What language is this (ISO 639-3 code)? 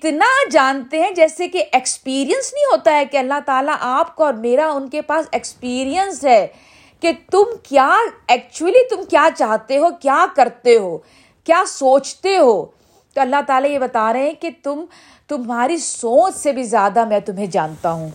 urd